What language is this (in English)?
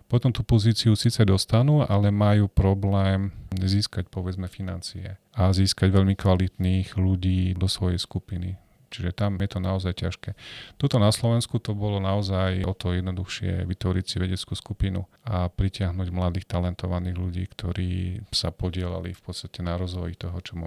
Slovak